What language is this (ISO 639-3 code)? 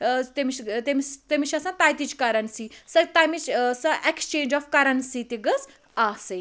kas